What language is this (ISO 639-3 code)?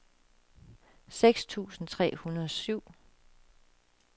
dan